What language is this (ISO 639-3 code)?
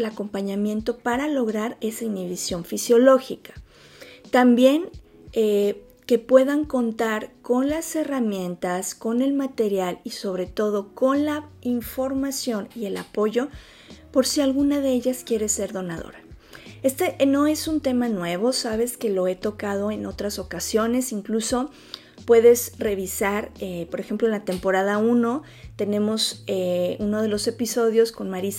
spa